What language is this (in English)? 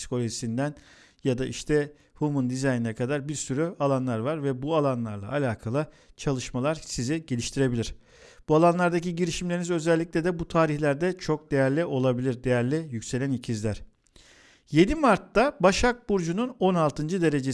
Turkish